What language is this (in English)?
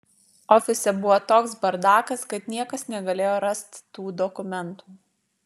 Lithuanian